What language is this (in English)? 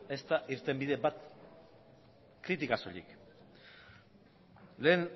Basque